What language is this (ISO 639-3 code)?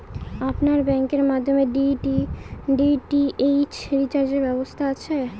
ben